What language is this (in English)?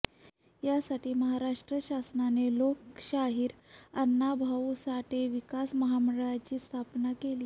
Marathi